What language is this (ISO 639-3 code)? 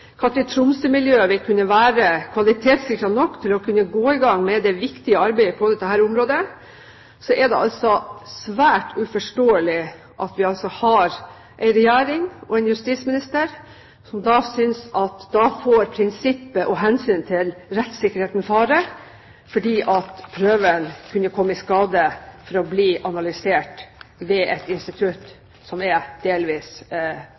nob